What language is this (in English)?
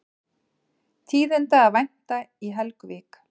Icelandic